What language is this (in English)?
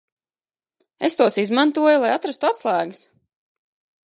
Latvian